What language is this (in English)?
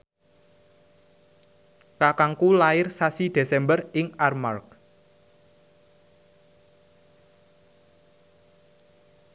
Javanese